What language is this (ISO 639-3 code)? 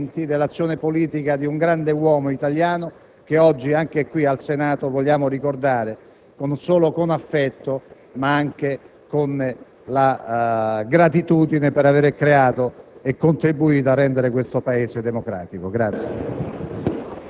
ita